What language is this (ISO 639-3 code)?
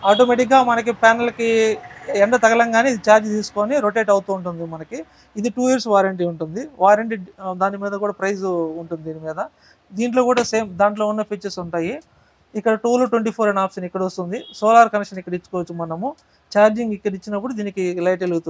tel